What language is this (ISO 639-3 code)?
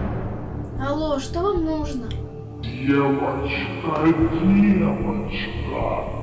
rus